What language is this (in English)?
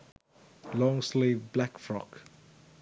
Sinhala